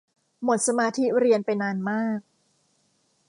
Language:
Thai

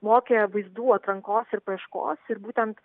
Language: Lithuanian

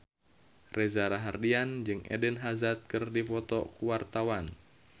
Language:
Sundanese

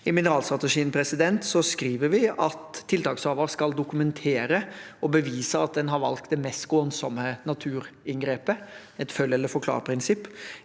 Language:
Norwegian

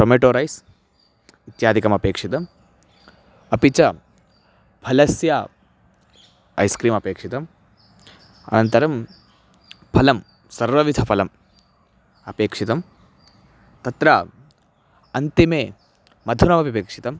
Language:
Sanskrit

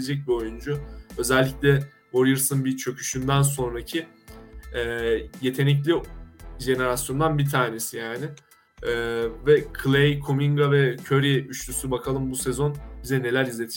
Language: Turkish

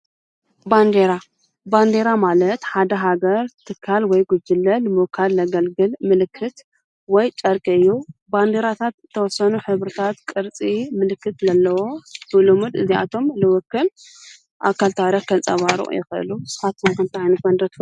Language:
Tigrinya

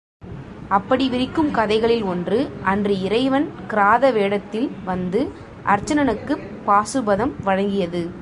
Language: Tamil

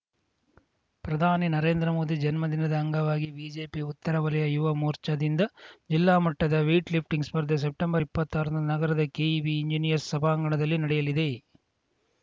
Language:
Kannada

